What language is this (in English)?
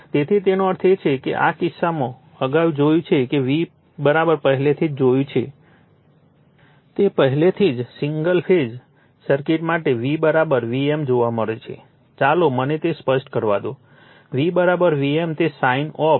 Gujarati